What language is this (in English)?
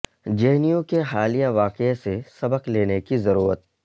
Urdu